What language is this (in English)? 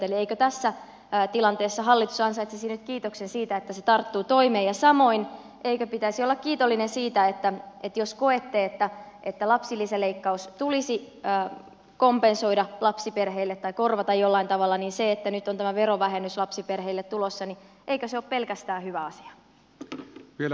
Finnish